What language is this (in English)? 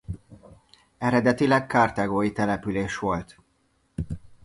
Hungarian